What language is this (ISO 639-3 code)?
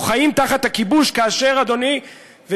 heb